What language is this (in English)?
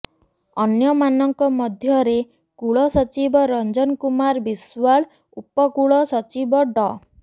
Odia